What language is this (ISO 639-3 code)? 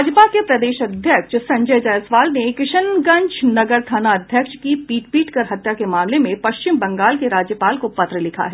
hin